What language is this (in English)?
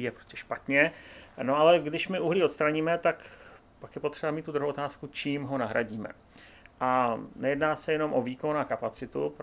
Czech